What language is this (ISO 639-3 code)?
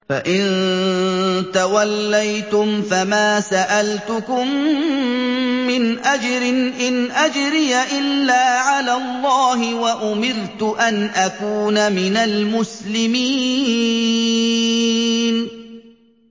ara